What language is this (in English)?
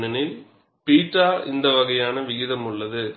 Tamil